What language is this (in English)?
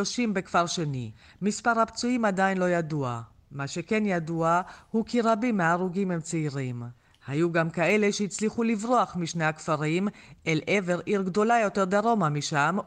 Hebrew